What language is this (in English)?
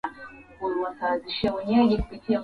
Swahili